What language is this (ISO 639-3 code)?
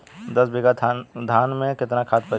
bho